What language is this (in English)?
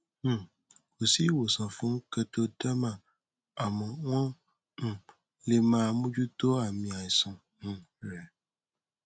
Yoruba